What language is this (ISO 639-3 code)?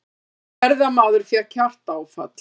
isl